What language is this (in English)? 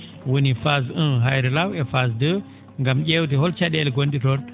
Fula